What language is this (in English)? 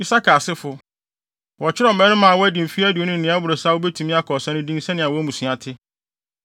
Akan